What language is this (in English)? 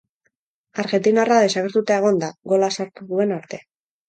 Basque